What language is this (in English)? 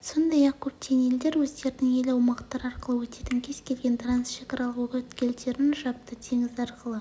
Kazakh